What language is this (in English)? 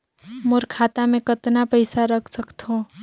Chhattisgarhi